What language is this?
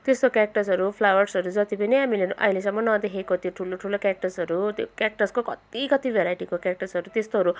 Nepali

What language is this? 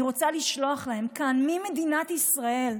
Hebrew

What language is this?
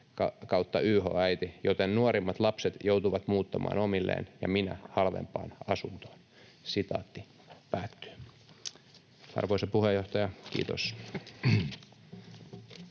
Finnish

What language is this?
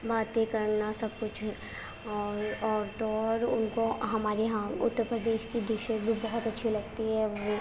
Urdu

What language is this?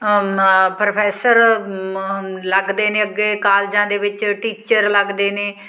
Punjabi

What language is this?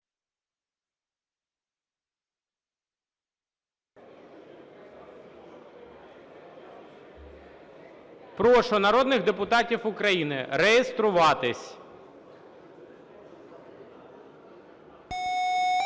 Ukrainian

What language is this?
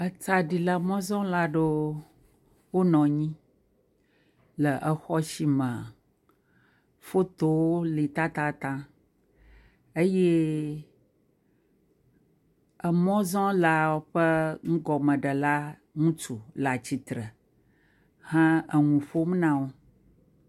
Ewe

